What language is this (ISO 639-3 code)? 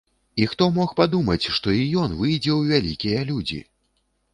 bel